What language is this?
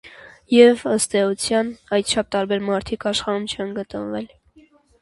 Armenian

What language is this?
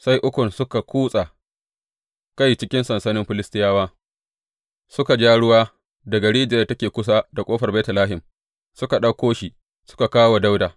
Hausa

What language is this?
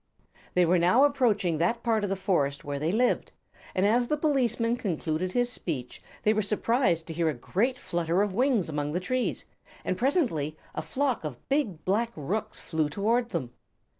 English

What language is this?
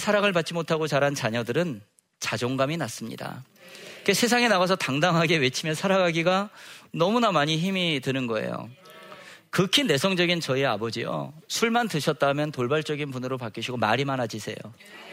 Korean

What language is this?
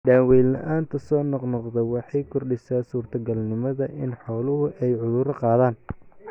Somali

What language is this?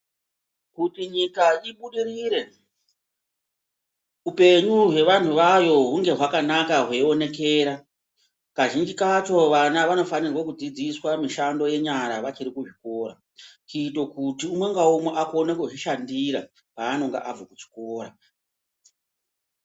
Ndau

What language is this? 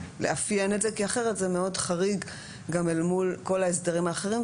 Hebrew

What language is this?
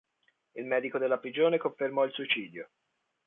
Italian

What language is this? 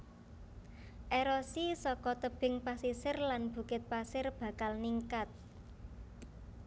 Javanese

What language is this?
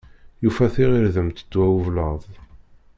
Kabyle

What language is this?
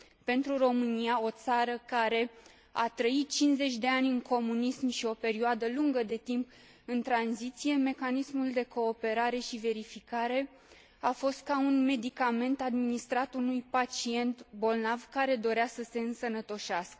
Romanian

